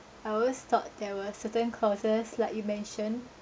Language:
English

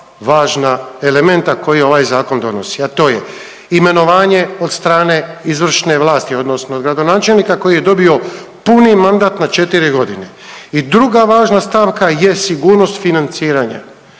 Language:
Croatian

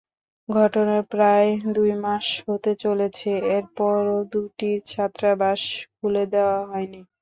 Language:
Bangla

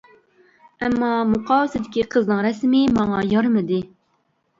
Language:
Uyghur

